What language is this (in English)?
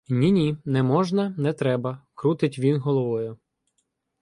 Ukrainian